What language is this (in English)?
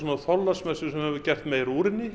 Icelandic